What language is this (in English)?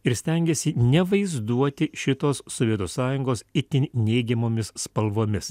Lithuanian